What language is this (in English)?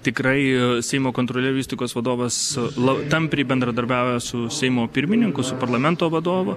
Lithuanian